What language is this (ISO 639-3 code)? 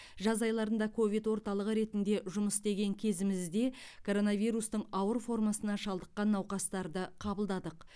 kaz